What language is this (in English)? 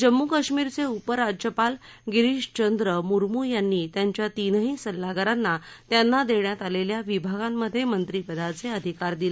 Marathi